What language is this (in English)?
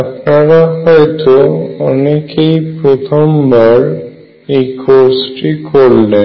Bangla